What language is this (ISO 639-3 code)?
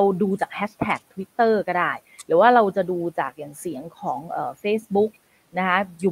tha